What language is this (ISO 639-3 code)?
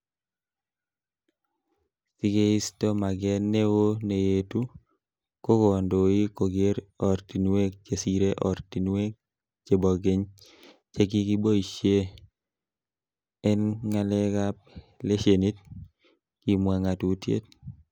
kln